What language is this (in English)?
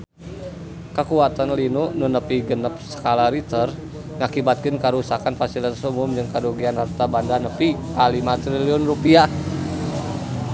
Sundanese